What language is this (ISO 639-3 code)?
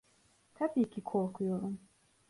tur